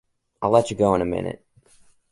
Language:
English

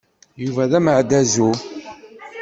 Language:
Kabyle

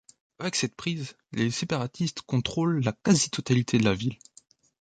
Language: French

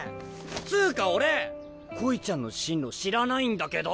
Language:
Japanese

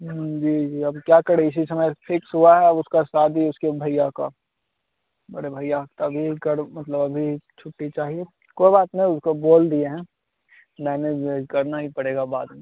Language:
Hindi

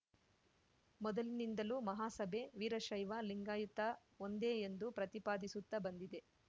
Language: Kannada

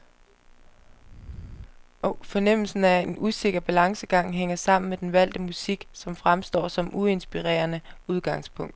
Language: Danish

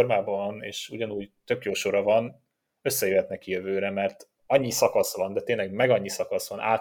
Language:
Hungarian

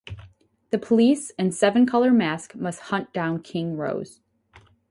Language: English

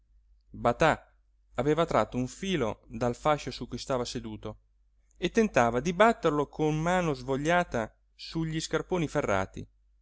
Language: Italian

